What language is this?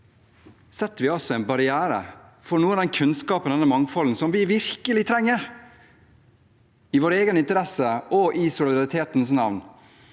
Norwegian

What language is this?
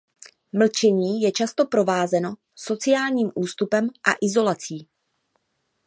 Czech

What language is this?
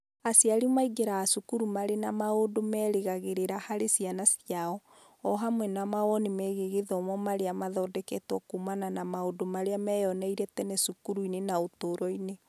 Kikuyu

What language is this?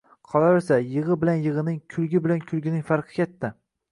Uzbek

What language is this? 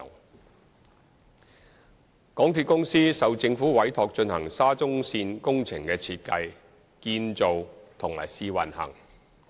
Cantonese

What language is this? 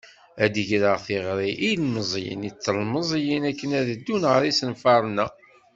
Kabyle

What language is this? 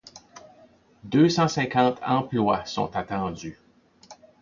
French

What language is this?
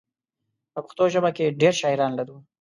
Pashto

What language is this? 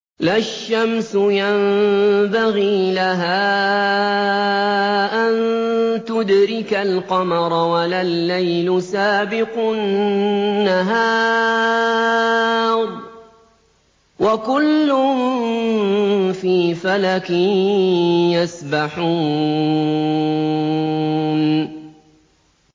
Arabic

